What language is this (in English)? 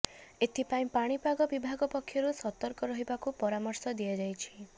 Odia